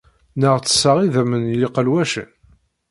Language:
Kabyle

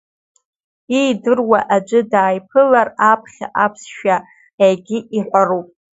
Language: Abkhazian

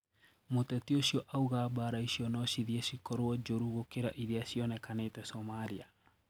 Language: Kikuyu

